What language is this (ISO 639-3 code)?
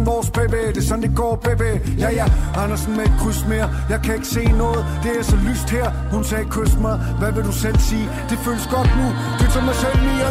dan